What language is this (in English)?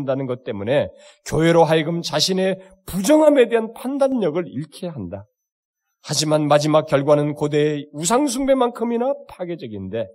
Korean